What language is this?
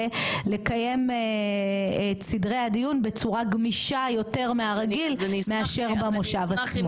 Hebrew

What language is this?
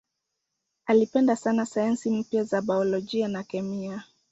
Swahili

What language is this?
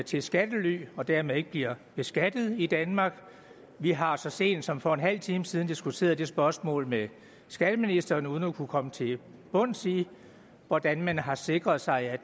Danish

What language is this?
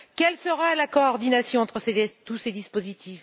French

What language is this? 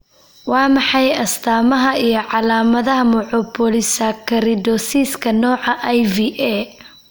Somali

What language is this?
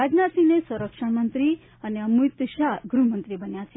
Gujarati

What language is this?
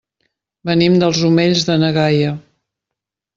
Catalan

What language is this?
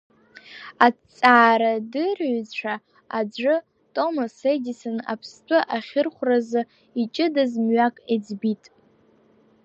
Abkhazian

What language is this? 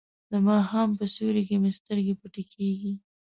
Pashto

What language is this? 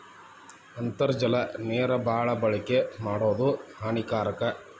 Kannada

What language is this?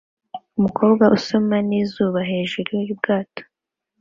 Kinyarwanda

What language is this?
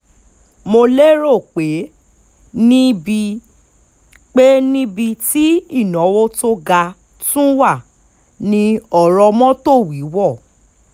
Yoruba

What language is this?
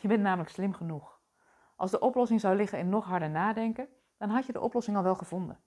Dutch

